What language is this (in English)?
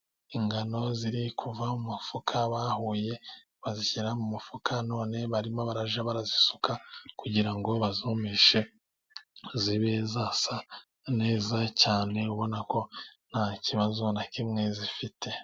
Kinyarwanda